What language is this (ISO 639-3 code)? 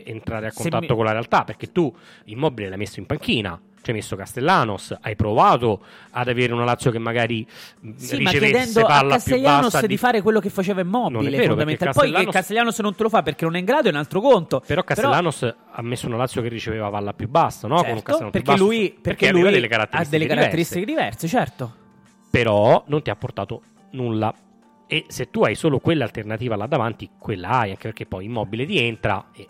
ita